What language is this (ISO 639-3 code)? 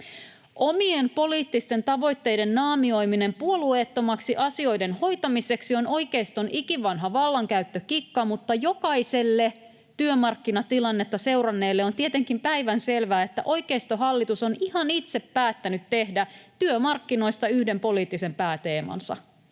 fin